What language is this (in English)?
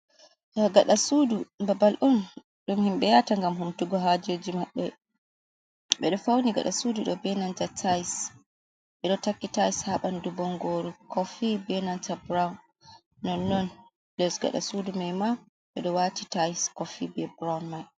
Fula